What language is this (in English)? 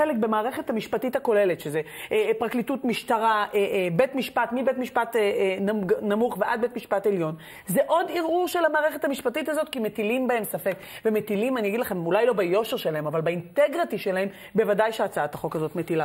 Hebrew